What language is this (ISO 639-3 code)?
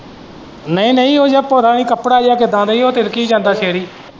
pan